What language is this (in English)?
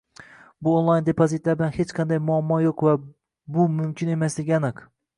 Uzbek